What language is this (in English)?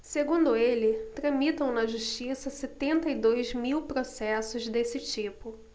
Portuguese